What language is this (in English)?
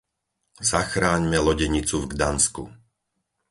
Slovak